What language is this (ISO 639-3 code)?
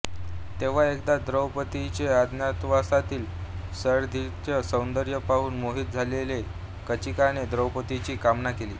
mar